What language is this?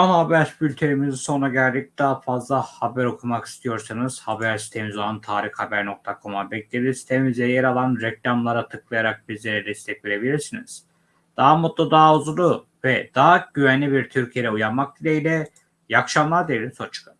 Turkish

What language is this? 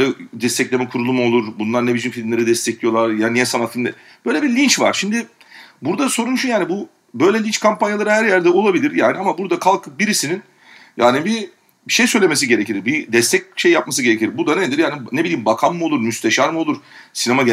Turkish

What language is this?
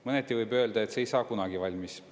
Estonian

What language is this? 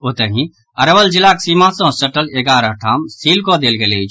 Maithili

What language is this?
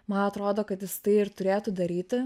Lithuanian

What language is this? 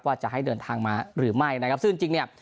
Thai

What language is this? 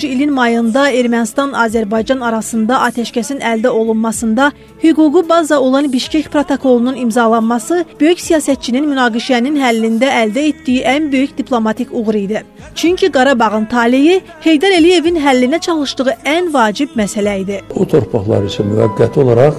Turkish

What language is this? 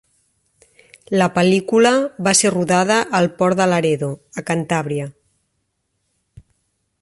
Catalan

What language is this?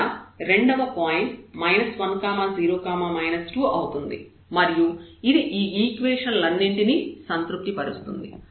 Telugu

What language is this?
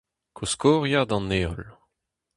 Breton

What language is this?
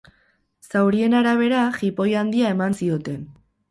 Basque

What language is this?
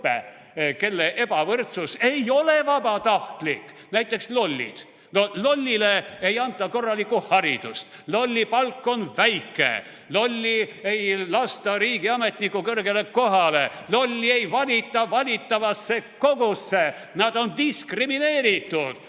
Estonian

